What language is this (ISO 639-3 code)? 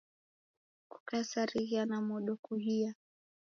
dav